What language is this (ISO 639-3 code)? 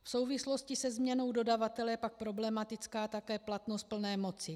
ces